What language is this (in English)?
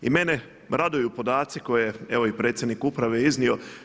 Croatian